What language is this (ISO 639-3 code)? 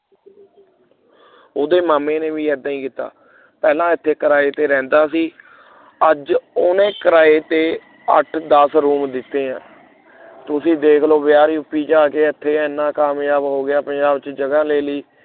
pan